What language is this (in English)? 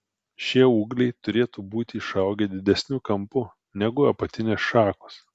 Lithuanian